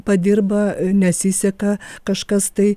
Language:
Lithuanian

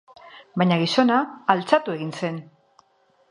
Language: Basque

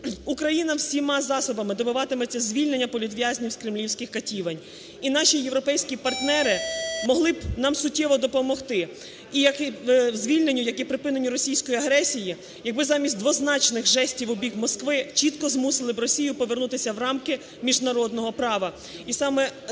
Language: Ukrainian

